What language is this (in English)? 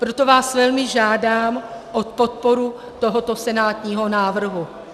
Czech